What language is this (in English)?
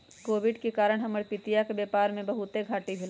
Magahi